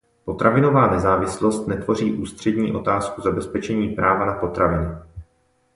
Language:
Czech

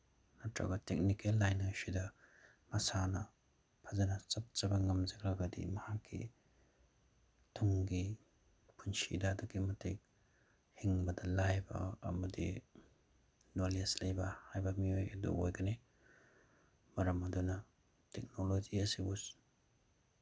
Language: Manipuri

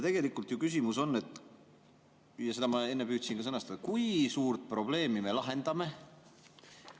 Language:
Estonian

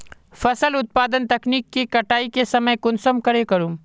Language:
Magahi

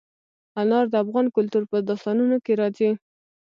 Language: Pashto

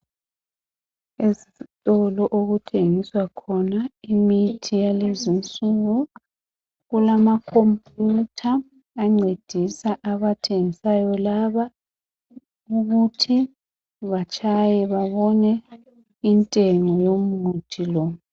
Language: North Ndebele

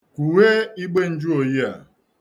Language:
Igbo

